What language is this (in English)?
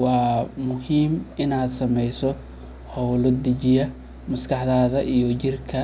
Somali